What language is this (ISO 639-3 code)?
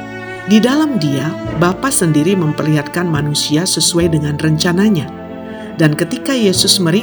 ind